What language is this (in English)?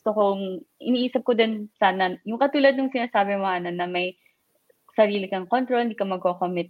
Filipino